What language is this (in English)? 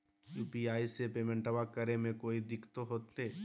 Magahi